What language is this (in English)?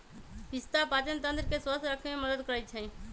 Magahi